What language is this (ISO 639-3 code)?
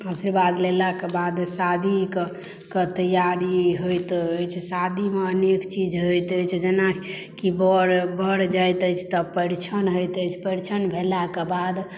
mai